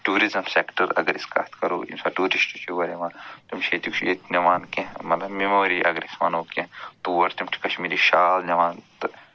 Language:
Kashmiri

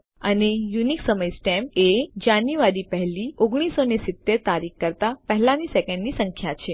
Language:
Gujarati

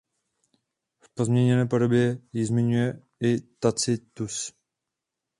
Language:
Czech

